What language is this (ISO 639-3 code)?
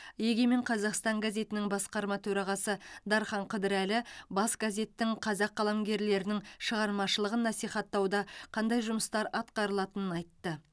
kaz